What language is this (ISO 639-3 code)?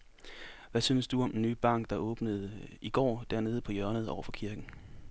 dan